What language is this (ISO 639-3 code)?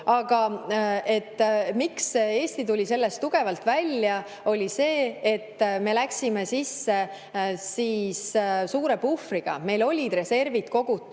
est